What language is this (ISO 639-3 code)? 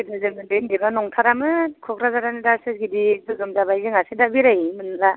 brx